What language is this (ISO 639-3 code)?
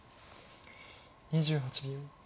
jpn